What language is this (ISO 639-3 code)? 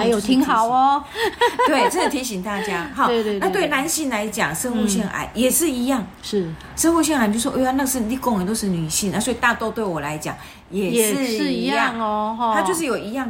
zho